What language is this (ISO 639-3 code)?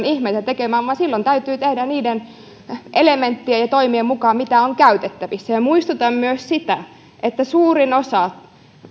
fin